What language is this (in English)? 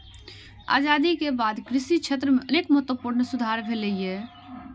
Maithili